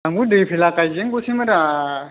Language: Bodo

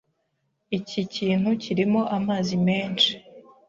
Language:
Kinyarwanda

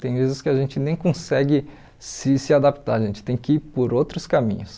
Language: Portuguese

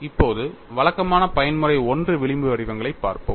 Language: Tamil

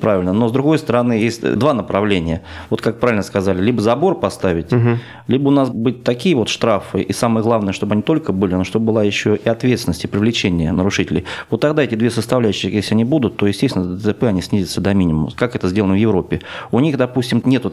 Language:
Russian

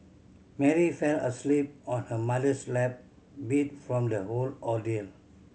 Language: English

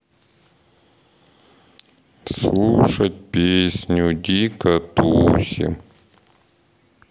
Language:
Russian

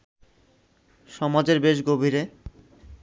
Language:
Bangla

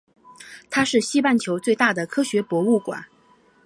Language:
Chinese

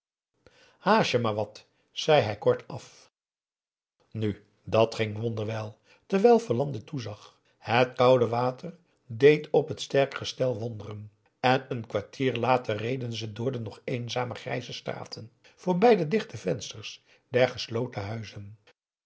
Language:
Dutch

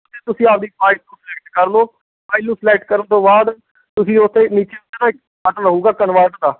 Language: Punjabi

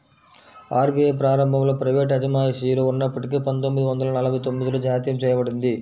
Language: Telugu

